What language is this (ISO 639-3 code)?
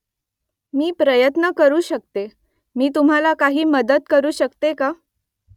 mar